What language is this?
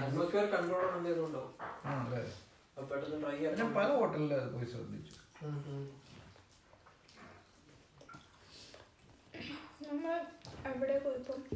Malayalam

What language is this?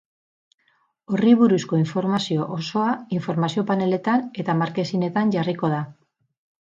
Basque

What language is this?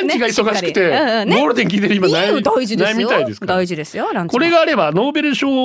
Japanese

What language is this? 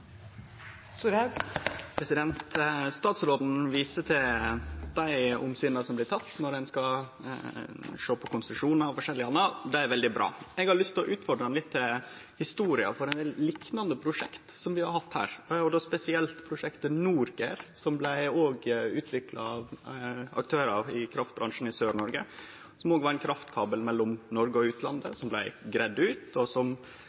Norwegian Nynorsk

